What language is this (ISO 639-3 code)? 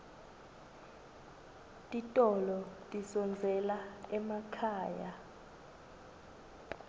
ssw